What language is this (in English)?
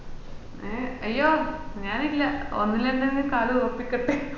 Malayalam